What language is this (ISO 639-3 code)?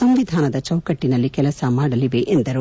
kan